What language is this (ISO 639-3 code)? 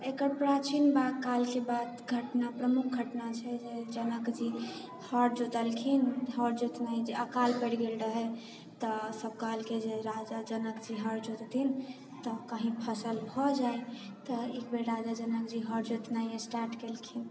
mai